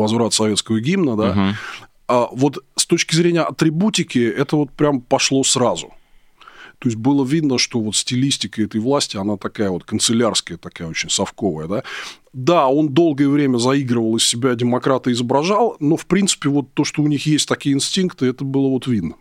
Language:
Russian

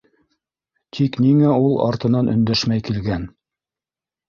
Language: Bashkir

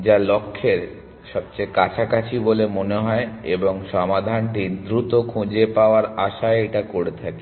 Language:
Bangla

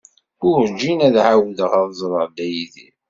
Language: Kabyle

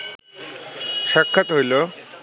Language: Bangla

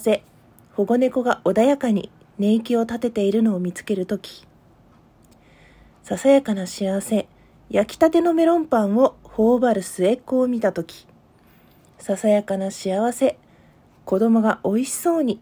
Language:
Japanese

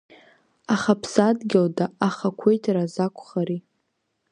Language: Abkhazian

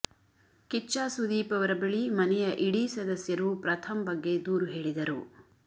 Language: Kannada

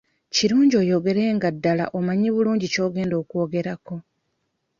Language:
Ganda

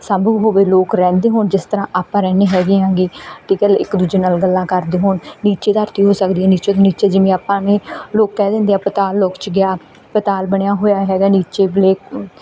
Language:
Punjabi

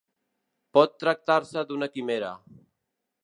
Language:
Catalan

